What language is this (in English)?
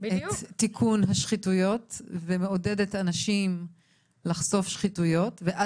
Hebrew